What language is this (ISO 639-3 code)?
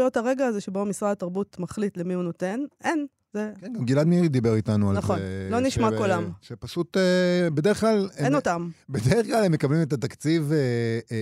heb